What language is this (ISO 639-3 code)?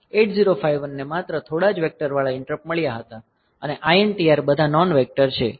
guj